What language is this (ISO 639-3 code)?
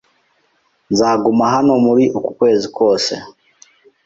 kin